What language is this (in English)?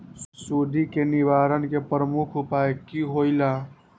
Magahi